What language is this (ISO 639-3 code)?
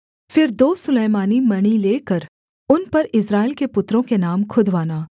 hin